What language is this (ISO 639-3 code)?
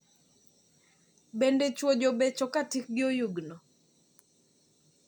luo